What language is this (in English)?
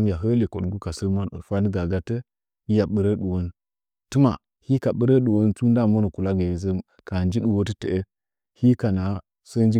Nzanyi